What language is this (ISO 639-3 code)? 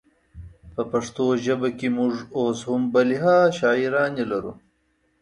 pus